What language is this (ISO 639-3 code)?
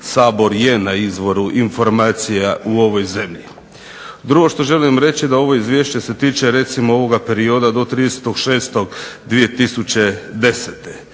hrv